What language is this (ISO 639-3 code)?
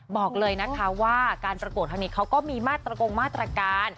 tha